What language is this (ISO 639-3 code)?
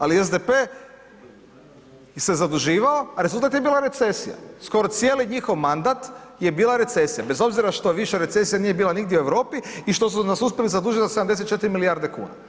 hrv